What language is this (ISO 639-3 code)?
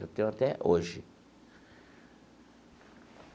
por